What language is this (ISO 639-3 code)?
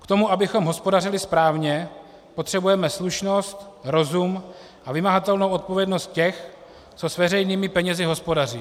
ces